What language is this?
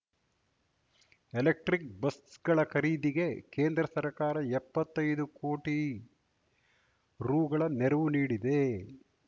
Kannada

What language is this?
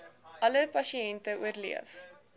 Afrikaans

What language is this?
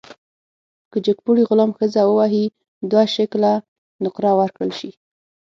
Pashto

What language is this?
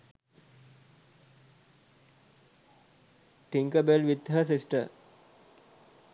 Sinhala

